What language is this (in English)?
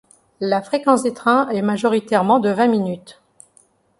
French